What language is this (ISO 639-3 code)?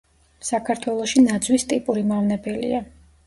kat